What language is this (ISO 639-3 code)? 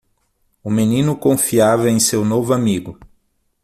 por